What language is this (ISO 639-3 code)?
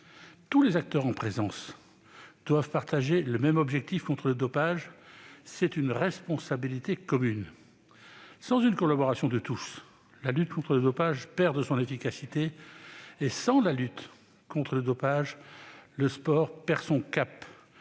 fra